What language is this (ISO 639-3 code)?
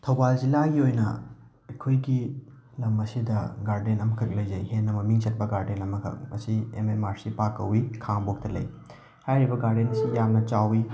mni